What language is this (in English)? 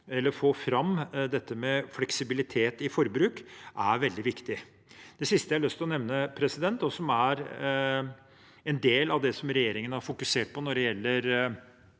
Norwegian